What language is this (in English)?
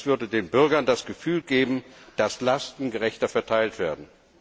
German